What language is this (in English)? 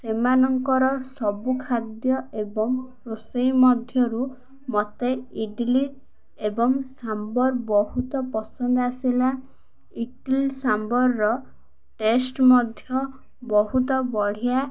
Odia